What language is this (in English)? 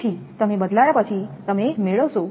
Gujarati